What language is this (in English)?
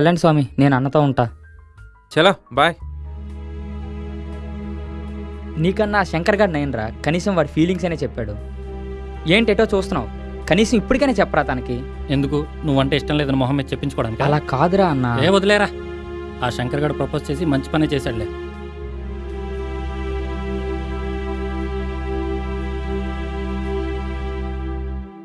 Telugu